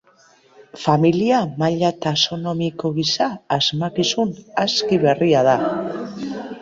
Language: Basque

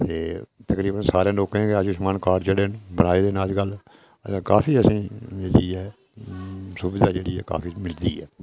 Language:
Dogri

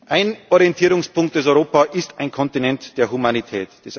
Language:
German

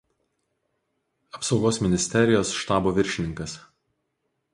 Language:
Lithuanian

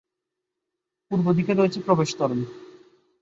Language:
Bangla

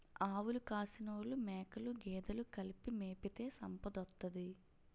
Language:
Telugu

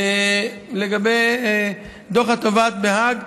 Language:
Hebrew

